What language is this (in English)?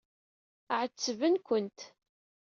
Kabyle